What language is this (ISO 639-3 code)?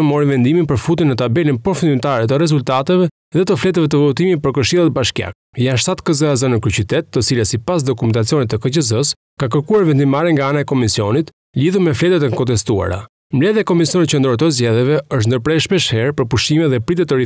ukr